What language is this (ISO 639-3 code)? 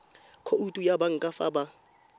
tsn